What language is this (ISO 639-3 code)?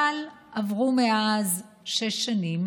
heb